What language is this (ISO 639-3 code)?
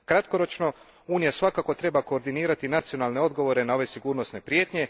hrv